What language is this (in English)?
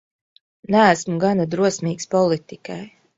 Latvian